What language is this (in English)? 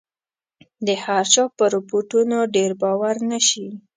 Pashto